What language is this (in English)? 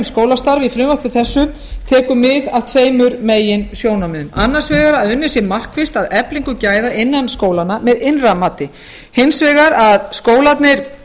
Icelandic